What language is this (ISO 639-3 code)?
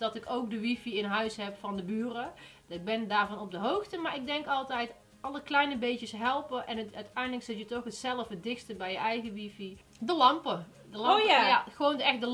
nld